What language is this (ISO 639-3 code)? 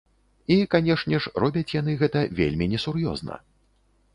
bel